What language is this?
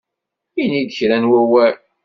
Kabyle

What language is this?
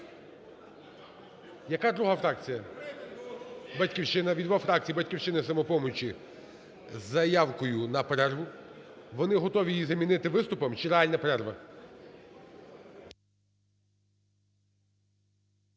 Ukrainian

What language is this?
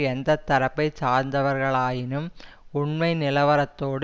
Tamil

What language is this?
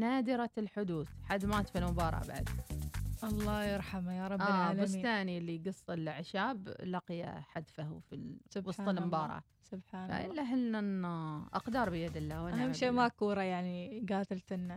Arabic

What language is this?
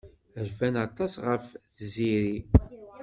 Kabyle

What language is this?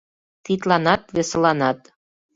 Mari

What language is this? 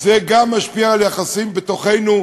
Hebrew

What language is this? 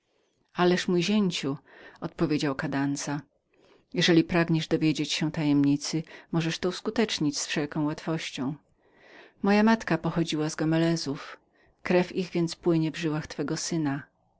Polish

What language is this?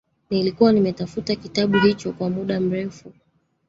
Swahili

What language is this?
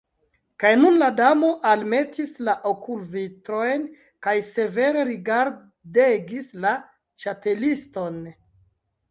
Esperanto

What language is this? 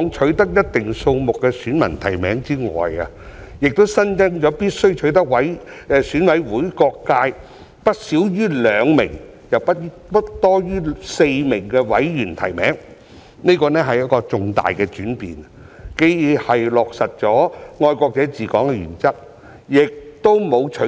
Cantonese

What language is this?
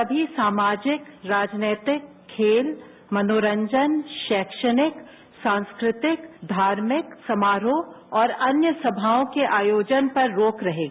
Hindi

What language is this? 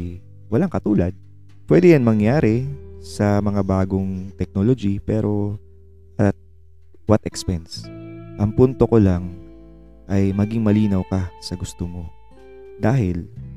Filipino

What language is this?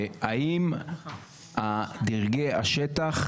Hebrew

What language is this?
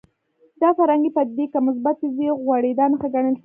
Pashto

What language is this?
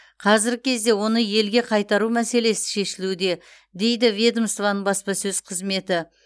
Kazakh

